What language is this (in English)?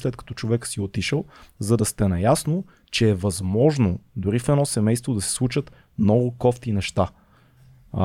Bulgarian